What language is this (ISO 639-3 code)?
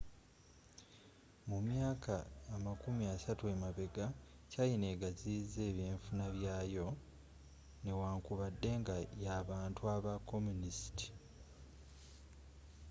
lug